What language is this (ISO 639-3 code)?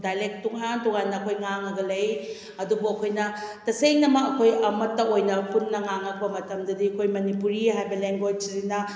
mni